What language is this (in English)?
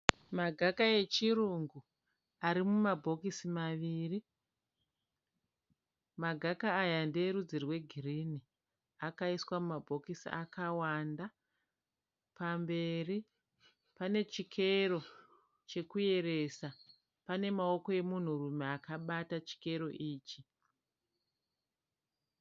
Shona